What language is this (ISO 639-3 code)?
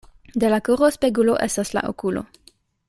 epo